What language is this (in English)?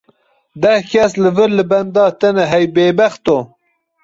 Kurdish